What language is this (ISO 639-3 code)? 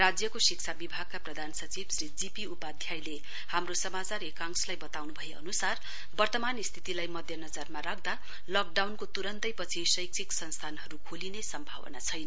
nep